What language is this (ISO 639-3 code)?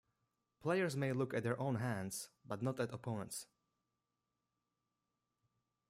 eng